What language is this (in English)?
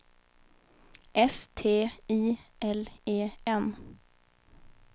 Swedish